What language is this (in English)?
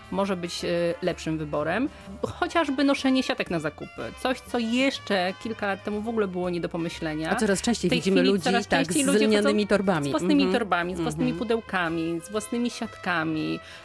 Polish